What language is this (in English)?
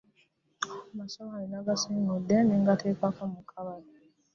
Ganda